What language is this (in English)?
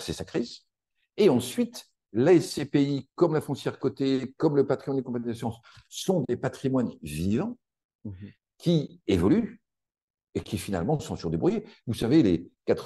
French